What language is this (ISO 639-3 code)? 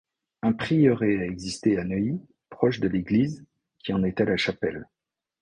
fra